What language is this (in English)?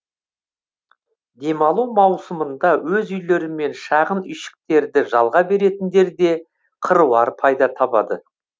Kazakh